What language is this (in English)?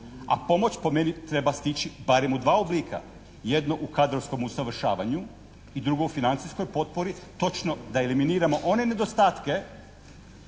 Croatian